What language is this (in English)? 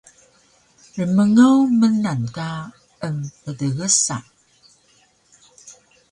Taroko